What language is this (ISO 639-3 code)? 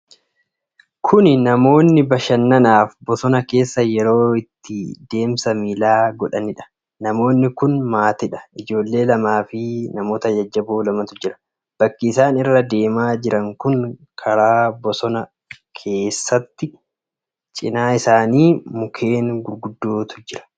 orm